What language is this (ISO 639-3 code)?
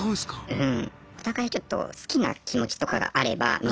jpn